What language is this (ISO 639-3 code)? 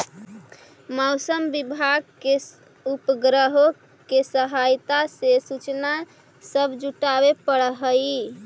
mag